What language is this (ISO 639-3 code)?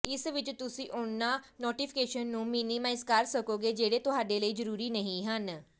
pan